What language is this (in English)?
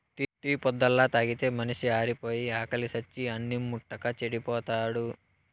Telugu